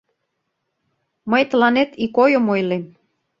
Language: Mari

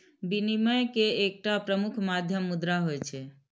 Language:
Maithili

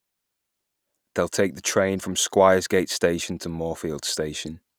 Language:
English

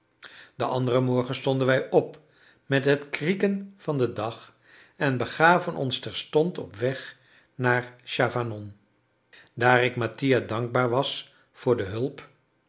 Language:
Dutch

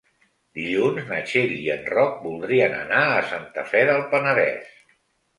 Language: Catalan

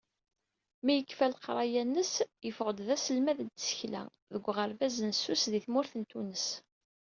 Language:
Kabyle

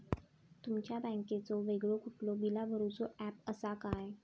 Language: Marathi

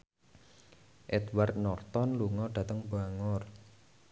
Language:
Javanese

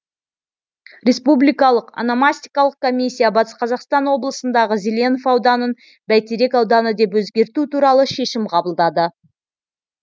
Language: Kazakh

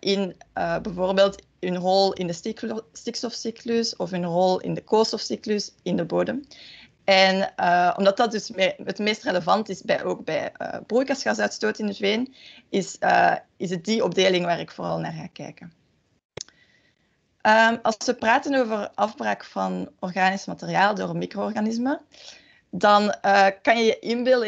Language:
Dutch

